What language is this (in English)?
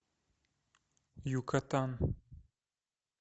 Russian